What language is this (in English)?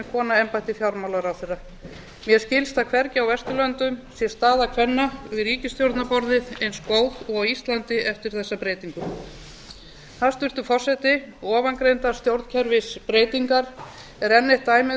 Icelandic